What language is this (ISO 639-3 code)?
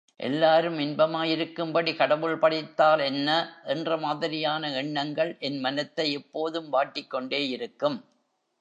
tam